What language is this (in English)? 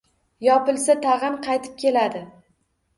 Uzbek